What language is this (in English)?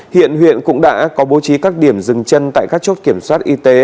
Vietnamese